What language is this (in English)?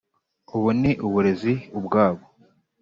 Kinyarwanda